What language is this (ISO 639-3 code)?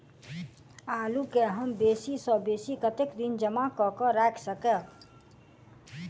mai